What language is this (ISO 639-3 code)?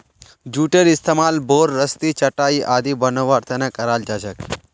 mag